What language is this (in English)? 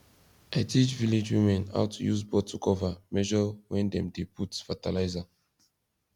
Nigerian Pidgin